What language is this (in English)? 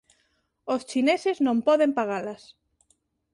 Galician